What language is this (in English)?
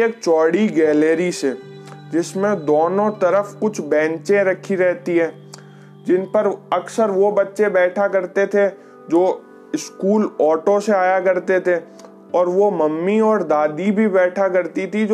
Hindi